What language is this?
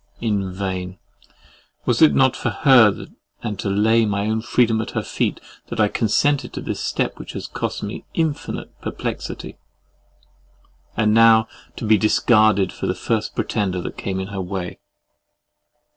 English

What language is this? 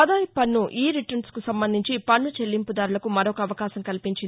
Telugu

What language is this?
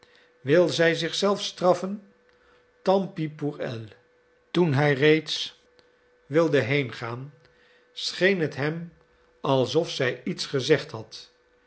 Dutch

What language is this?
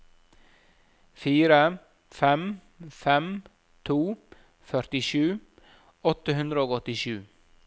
Norwegian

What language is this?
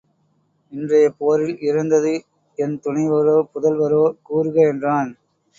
Tamil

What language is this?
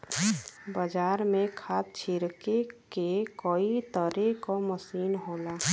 Bhojpuri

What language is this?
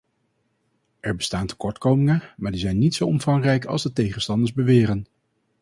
Dutch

